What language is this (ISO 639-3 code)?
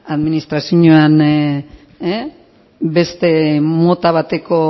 eus